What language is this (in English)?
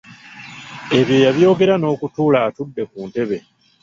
Ganda